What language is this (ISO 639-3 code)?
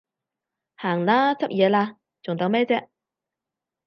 yue